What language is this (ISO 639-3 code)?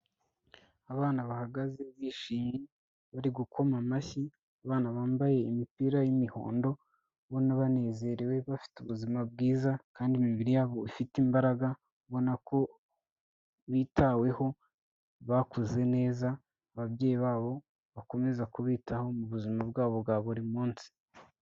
kin